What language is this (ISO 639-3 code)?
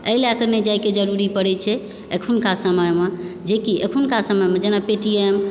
mai